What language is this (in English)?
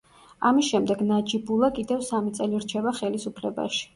Georgian